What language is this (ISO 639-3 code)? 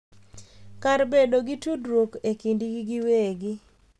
luo